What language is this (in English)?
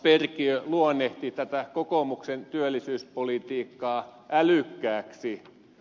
Finnish